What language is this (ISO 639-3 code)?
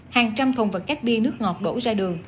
vie